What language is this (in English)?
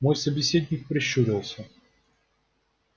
Russian